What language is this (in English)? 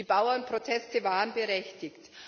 German